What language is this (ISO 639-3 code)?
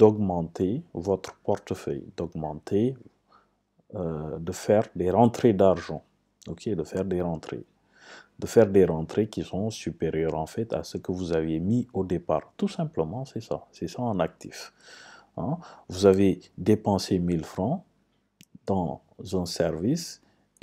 fra